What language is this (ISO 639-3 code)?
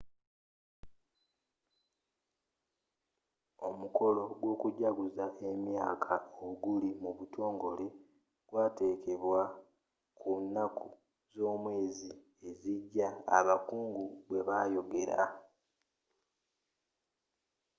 lug